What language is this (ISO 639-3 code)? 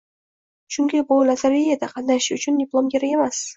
uzb